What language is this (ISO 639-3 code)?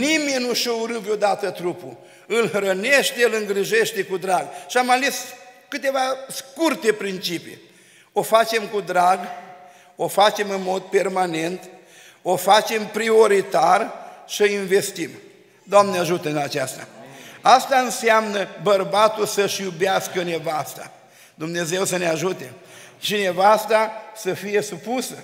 ron